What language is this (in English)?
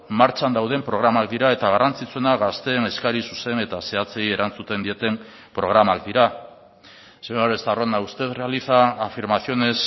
Basque